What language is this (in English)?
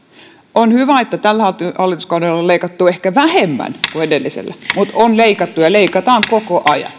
Finnish